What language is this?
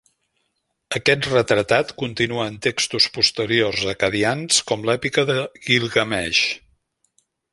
Catalan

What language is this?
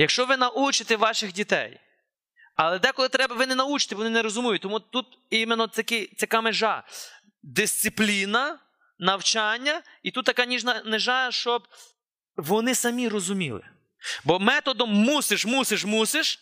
Ukrainian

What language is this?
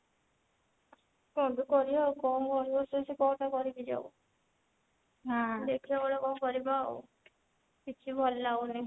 Odia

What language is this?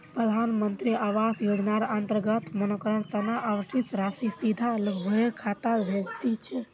Magahi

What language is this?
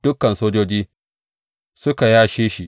Hausa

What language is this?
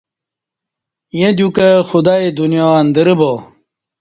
Kati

